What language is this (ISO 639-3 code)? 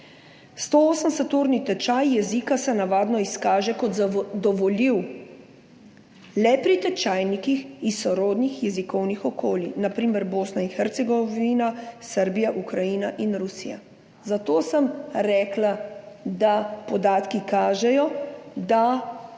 slv